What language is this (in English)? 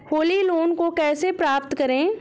Hindi